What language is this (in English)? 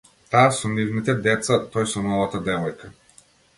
Macedonian